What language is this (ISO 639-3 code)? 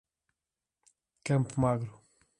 por